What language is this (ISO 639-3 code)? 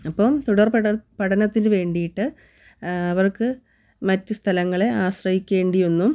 mal